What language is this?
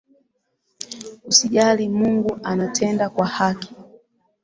Swahili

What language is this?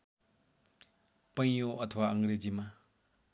Nepali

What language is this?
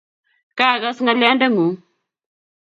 Kalenjin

